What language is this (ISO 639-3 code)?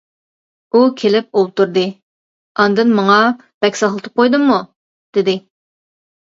uig